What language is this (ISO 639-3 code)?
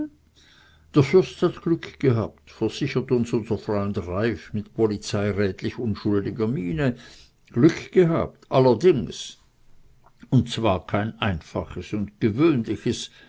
deu